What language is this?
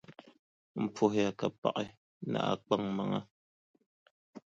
Dagbani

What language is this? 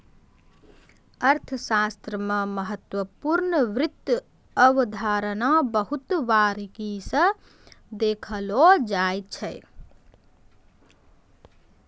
Maithili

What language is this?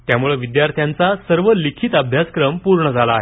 Marathi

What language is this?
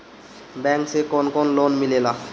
Bhojpuri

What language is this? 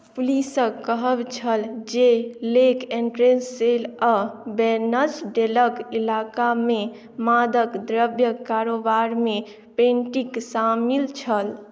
Maithili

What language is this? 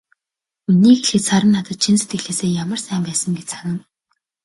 Mongolian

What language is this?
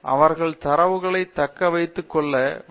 Tamil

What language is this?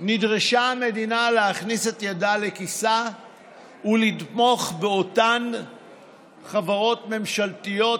Hebrew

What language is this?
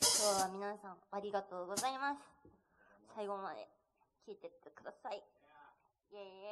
Japanese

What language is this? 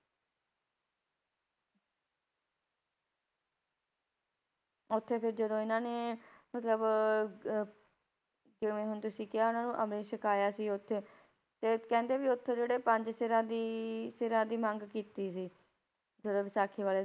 Punjabi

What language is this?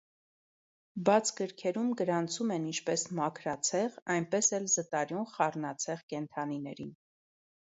Armenian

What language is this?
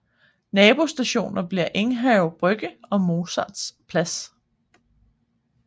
Danish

